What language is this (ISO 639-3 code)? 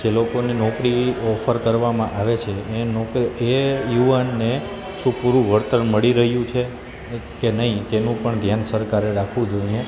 guj